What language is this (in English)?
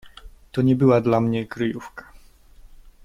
Polish